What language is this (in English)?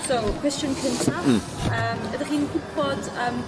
Welsh